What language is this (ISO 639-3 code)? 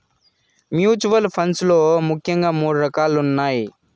tel